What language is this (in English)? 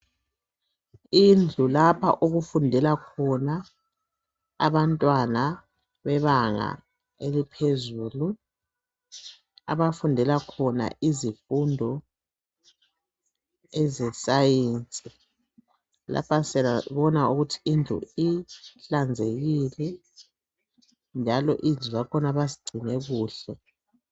North Ndebele